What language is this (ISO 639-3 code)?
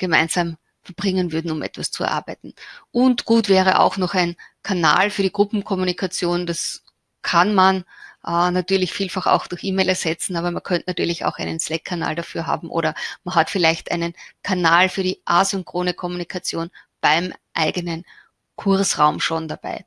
deu